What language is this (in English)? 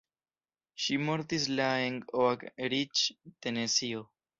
Esperanto